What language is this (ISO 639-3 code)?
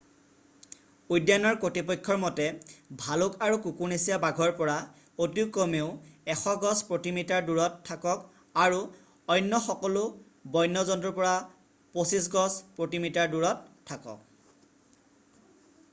asm